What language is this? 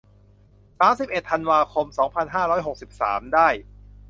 Thai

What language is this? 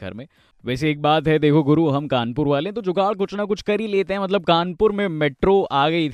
Hindi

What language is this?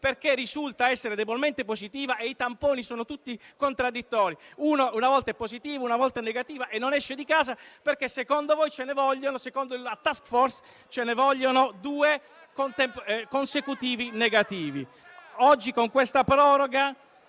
Italian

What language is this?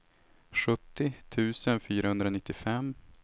Swedish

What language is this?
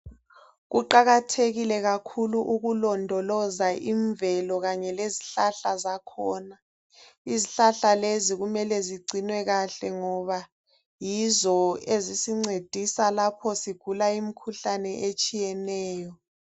North Ndebele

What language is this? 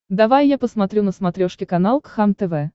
Russian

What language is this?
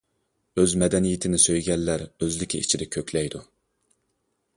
Uyghur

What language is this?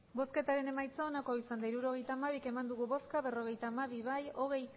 Basque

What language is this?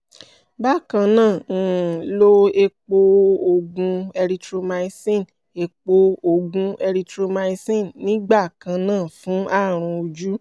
Yoruba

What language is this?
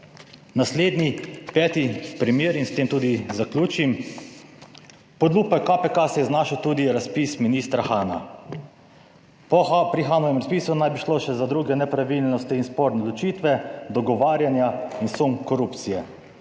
Slovenian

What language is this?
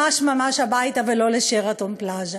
Hebrew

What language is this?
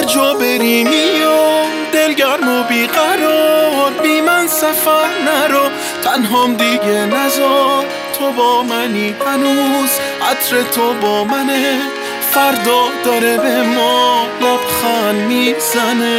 Persian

